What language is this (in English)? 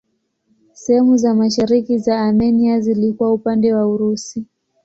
Swahili